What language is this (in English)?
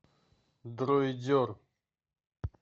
Russian